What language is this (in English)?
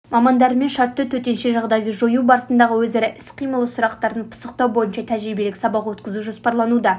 Kazakh